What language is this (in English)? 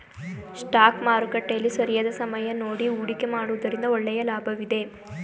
Kannada